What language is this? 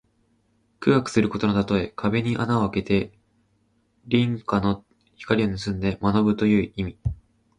Japanese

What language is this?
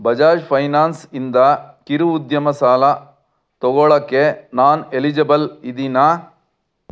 Kannada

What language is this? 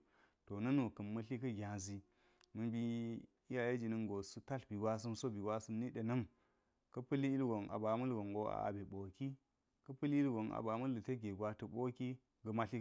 Geji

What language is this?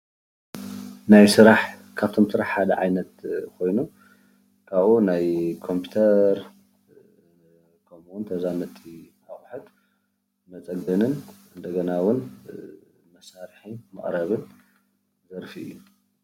Tigrinya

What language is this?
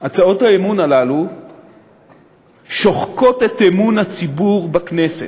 Hebrew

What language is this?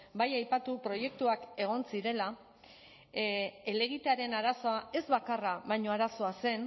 Basque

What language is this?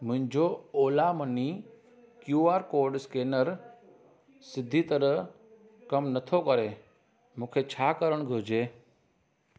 Sindhi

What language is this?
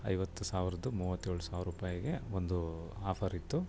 Kannada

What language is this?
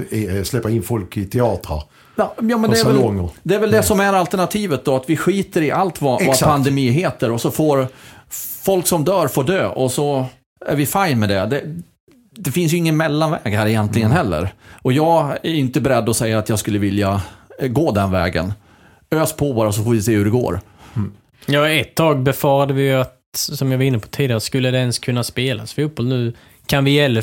Swedish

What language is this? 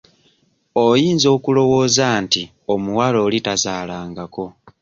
Ganda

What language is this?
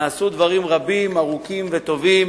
Hebrew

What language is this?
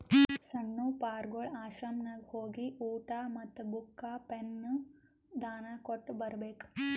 Kannada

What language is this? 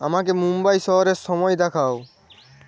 Bangla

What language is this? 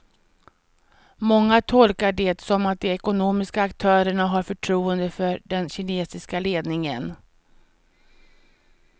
Swedish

